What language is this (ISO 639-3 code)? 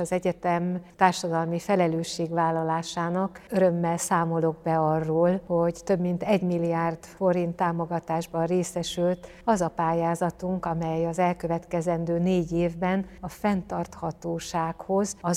hun